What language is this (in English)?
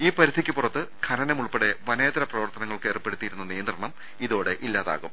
Malayalam